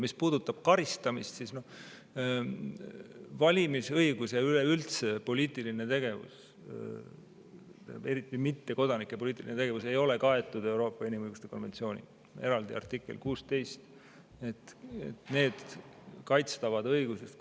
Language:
Estonian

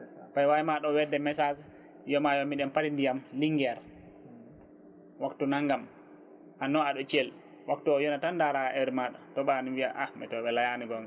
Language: Fula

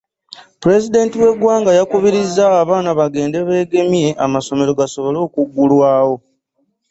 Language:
Ganda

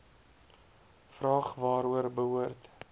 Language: Afrikaans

